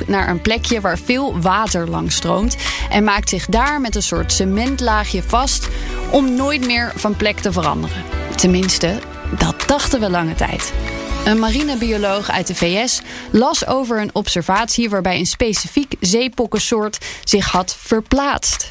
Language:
Dutch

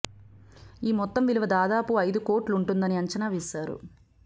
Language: Telugu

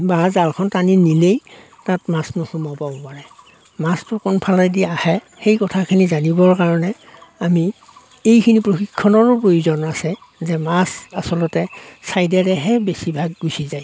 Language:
Assamese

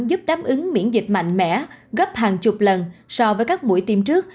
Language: Vietnamese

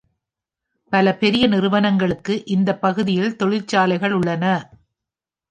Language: Tamil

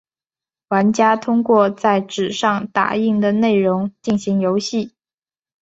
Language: Chinese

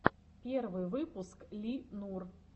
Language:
Russian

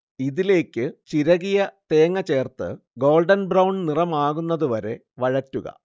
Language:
Malayalam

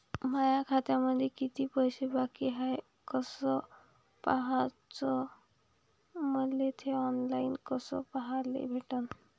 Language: Marathi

